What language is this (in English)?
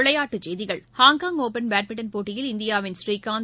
Tamil